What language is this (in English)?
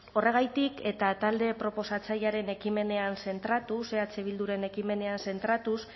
Basque